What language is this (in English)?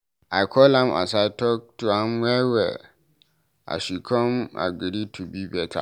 Nigerian Pidgin